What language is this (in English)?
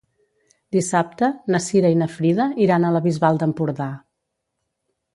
Catalan